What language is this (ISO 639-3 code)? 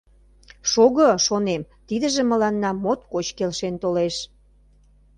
chm